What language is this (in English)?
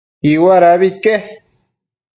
Matsés